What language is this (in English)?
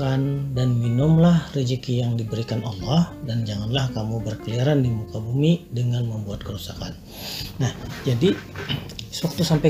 Indonesian